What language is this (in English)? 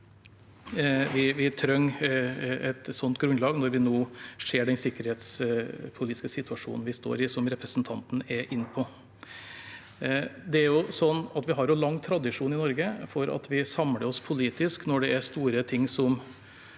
Norwegian